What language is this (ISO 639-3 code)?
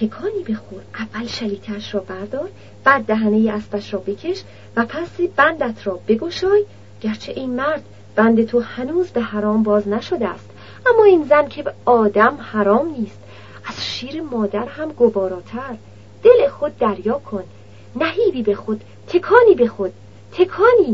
fas